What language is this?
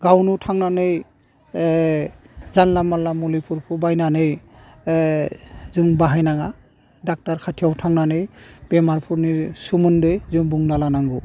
Bodo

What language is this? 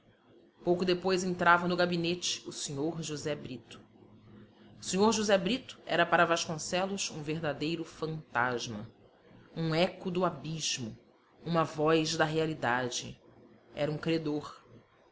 Portuguese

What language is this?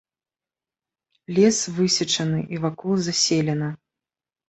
Belarusian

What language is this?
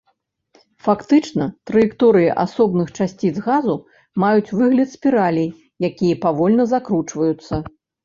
Belarusian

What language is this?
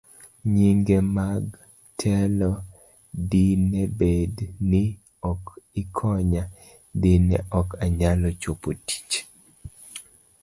Luo (Kenya and Tanzania)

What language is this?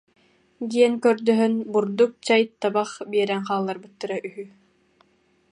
Yakut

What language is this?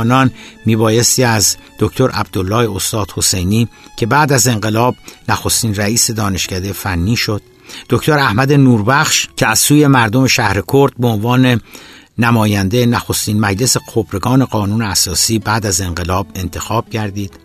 Persian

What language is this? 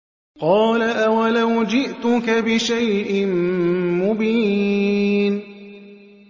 Arabic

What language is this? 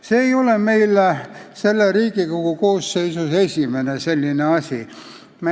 Estonian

